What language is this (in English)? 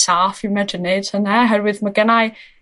Welsh